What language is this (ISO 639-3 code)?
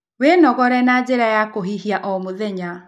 kik